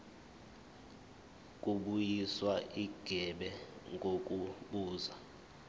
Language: Zulu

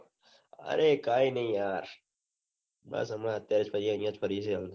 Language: Gujarati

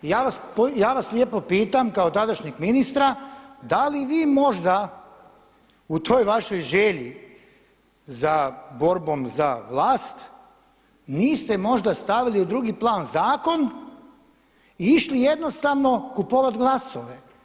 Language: Croatian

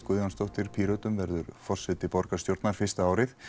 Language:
Icelandic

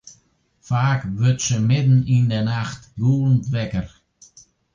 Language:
Western Frisian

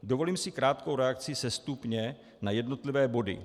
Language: Czech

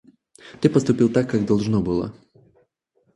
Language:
Russian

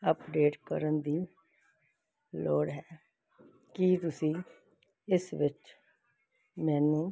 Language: Punjabi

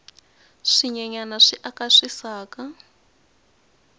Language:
Tsonga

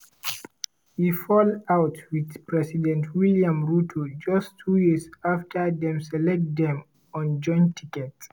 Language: Nigerian Pidgin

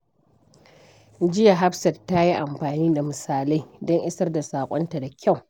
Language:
Hausa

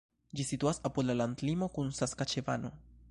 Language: Esperanto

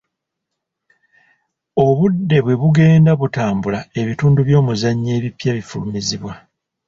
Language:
Ganda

